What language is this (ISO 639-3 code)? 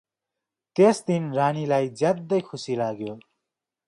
nep